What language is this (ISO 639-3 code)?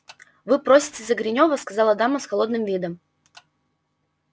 rus